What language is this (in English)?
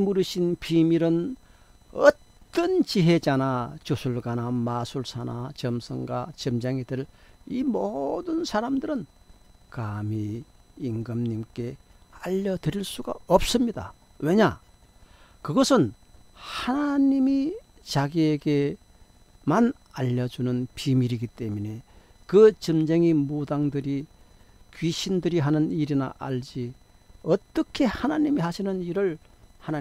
Korean